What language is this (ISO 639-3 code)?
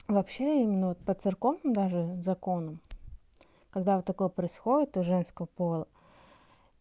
rus